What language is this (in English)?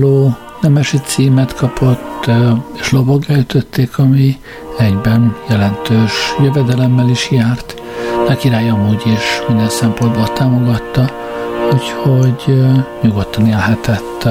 Hungarian